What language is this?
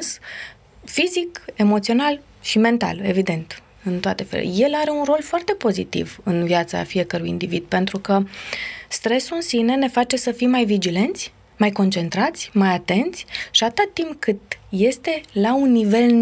Romanian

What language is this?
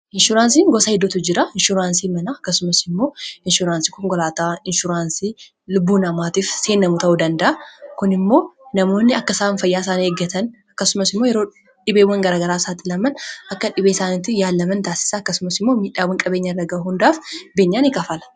Oromo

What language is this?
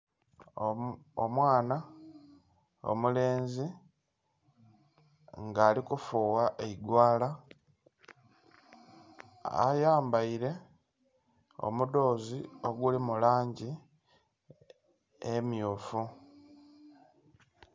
Soga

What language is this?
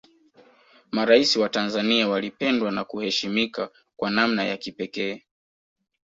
Swahili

